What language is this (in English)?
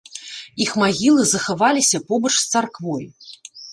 Belarusian